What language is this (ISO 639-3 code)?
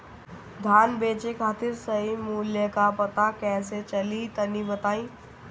bho